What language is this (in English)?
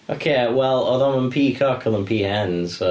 Welsh